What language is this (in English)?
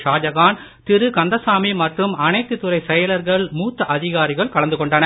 Tamil